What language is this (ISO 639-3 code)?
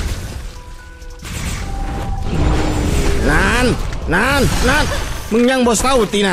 tha